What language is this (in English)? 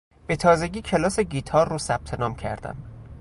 Persian